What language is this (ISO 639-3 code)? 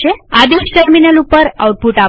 guj